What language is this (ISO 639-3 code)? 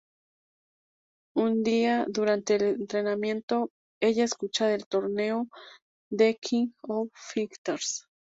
spa